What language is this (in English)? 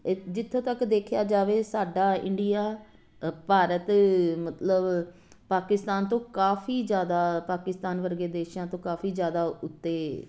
Punjabi